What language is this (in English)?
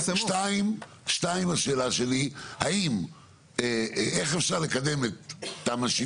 Hebrew